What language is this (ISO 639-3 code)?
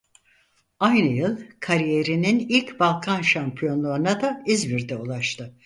tur